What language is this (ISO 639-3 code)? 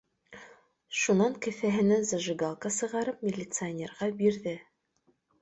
bak